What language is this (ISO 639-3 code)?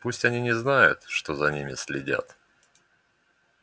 rus